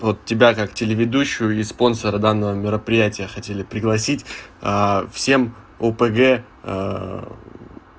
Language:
Russian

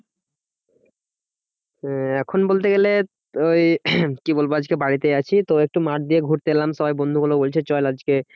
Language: Bangla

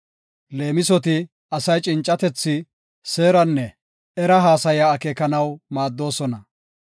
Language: Gofa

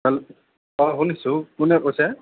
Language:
Assamese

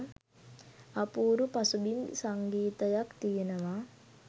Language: Sinhala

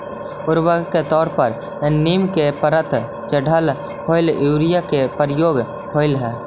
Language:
Magahi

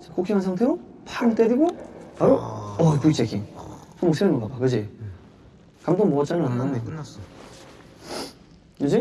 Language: Korean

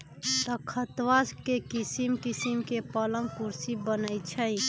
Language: Magahi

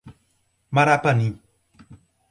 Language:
Portuguese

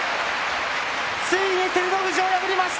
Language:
Japanese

